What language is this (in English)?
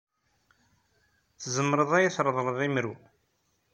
Kabyle